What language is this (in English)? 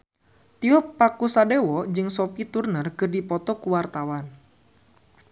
Sundanese